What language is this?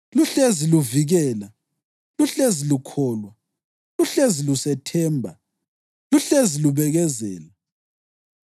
North Ndebele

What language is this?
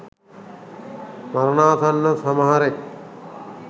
Sinhala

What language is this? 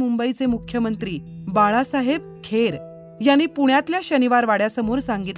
Marathi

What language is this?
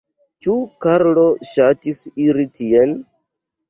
Esperanto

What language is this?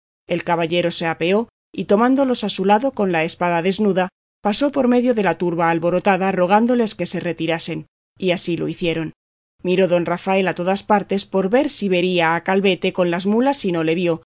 Spanish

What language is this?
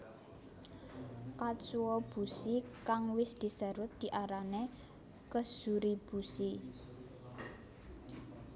Javanese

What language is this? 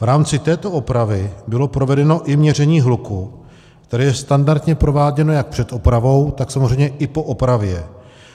Czech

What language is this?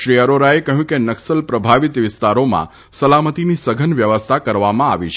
Gujarati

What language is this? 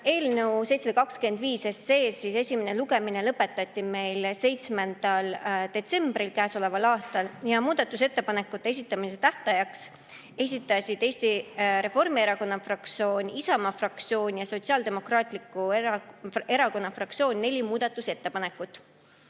Estonian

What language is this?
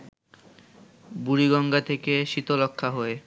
Bangla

